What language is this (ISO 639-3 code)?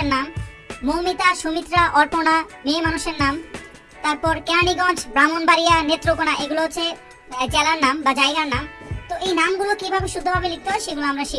tur